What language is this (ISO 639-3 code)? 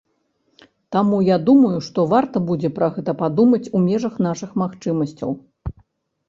bel